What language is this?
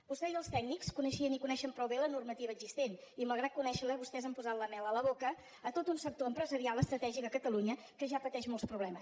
Catalan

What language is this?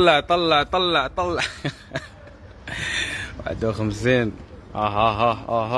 Arabic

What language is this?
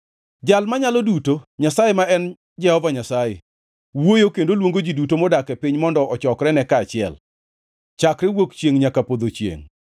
Luo (Kenya and Tanzania)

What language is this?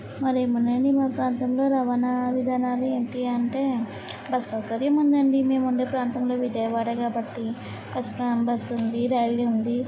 Telugu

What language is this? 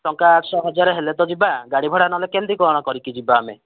Odia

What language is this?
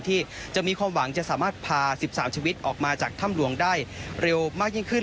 Thai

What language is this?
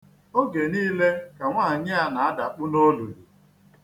Igbo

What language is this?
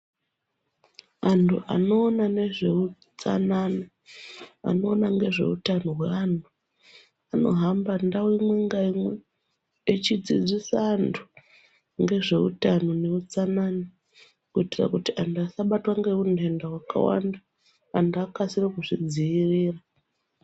Ndau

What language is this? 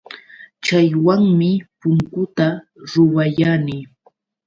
Yauyos Quechua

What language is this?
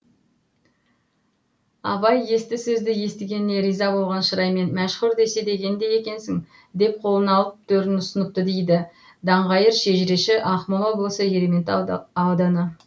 Kazakh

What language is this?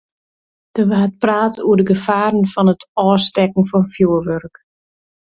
Western Frisian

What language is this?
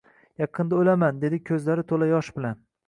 Uzbek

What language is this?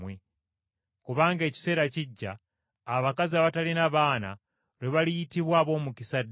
Ganda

